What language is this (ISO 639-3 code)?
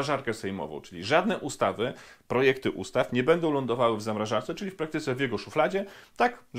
pol